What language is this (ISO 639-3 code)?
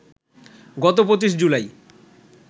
ben